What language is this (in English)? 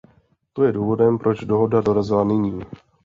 Czech